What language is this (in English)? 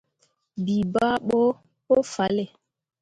Mundang